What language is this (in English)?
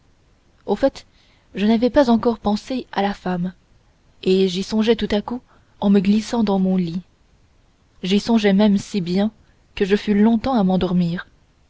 French